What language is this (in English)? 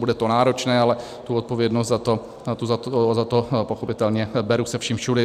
Czech